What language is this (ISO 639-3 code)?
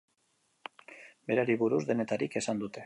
eus